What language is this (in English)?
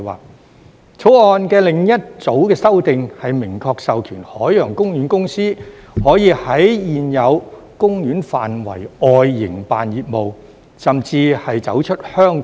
Cantonese